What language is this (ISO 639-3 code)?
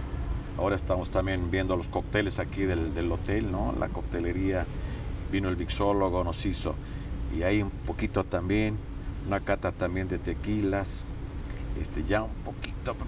spa